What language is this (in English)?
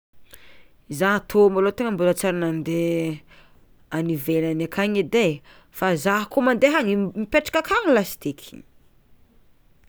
Tsimihety Malagasy